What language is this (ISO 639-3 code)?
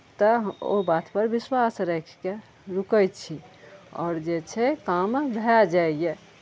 mai